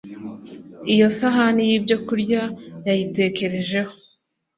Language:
Kinyarwanda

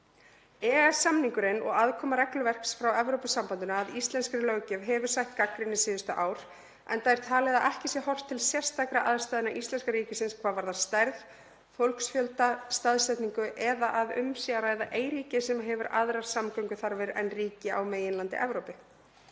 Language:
Icelandic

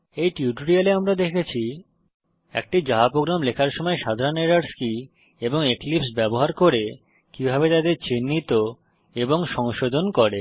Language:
Bangla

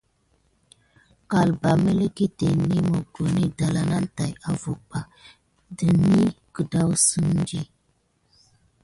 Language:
Gidar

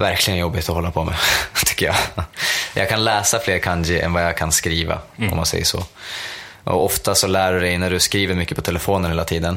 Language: Swedish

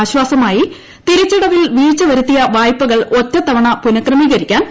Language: Malayalam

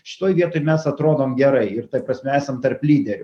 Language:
Lithuanian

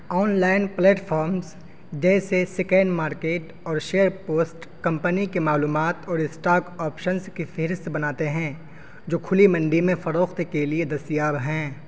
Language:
Urdu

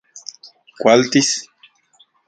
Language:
Central Puebla Nahuatl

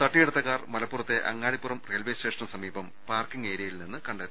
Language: Malayalam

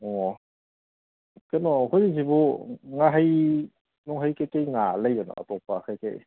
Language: Manipuri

